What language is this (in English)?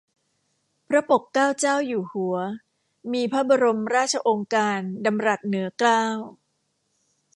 Thai